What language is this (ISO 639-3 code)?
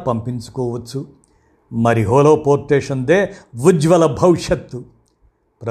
tel